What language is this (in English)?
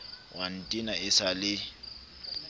Southern Sotho